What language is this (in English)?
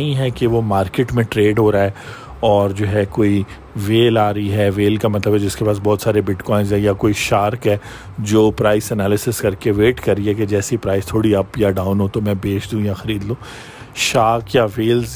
Urdu